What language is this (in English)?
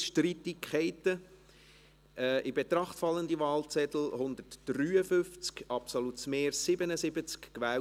Swiss German